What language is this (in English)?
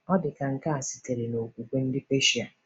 Igbo